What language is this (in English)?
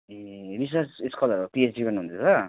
Nepali